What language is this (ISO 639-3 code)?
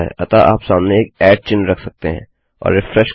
hin